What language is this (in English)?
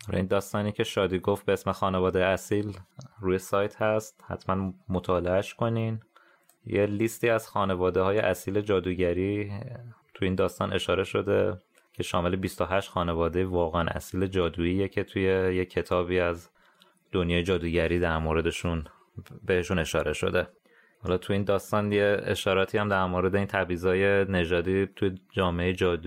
Persian